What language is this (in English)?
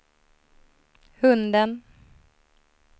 Swedish